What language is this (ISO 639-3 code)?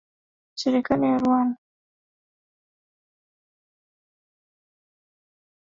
swa